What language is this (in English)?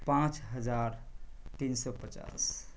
Urdu